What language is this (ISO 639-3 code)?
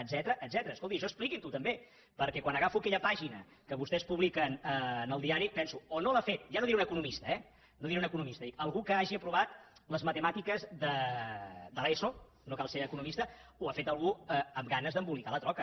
cat